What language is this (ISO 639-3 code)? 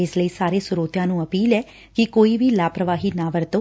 pan